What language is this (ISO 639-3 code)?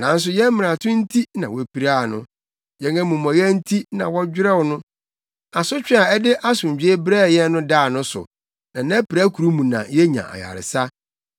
aka